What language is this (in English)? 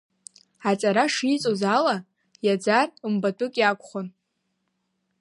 Abkhazian